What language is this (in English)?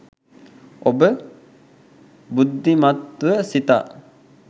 Sinhala